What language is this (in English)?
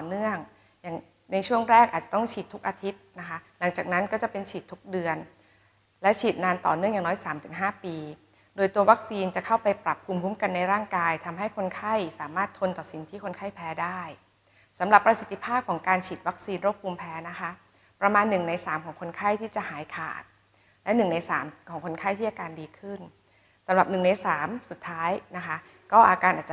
Thai